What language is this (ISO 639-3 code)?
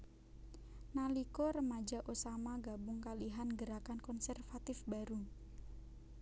jav